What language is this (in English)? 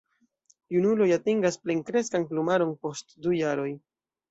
Esperanto